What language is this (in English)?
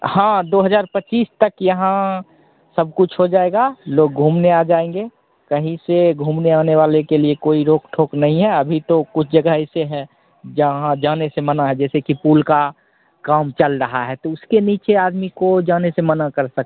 Hindi